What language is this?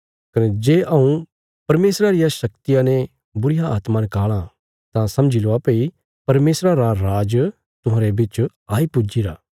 Bilaspuri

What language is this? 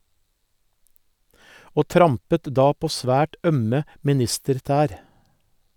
Norwegian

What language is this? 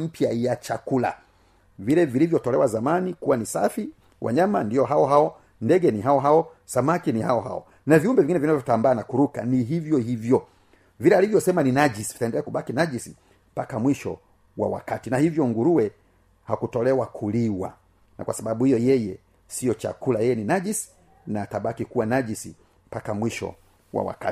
Swahili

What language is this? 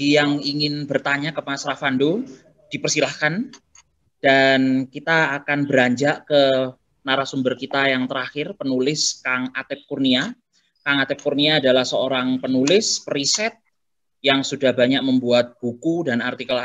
Indonesian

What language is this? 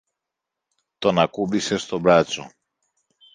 Greek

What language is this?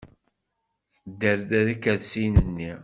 Kabyle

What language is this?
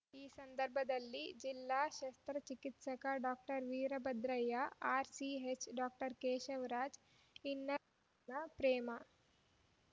Kannada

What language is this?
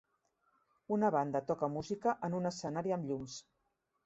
Catalan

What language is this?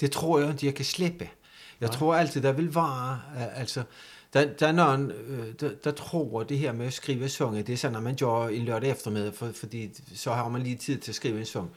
Danish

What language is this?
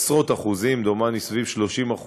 Hebrew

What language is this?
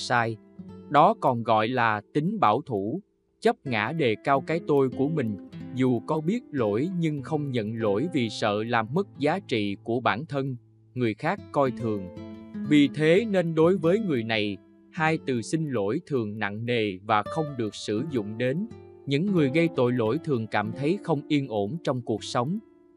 Vietnamese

